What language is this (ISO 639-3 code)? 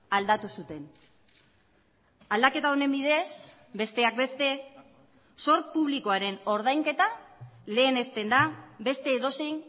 eus